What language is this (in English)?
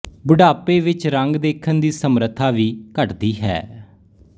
Punjabi